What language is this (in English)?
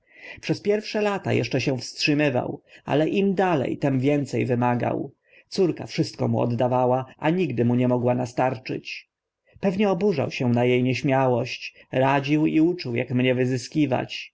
Polish